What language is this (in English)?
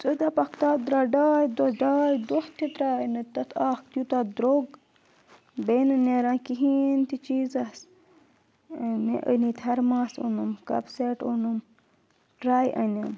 Kashmiri